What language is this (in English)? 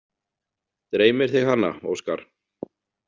Icelandic